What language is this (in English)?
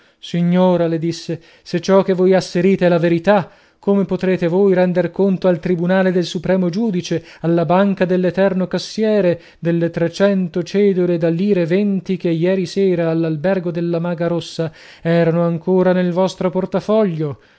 Italian